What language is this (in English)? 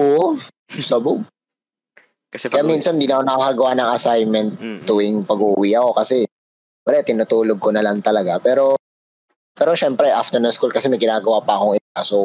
Filipino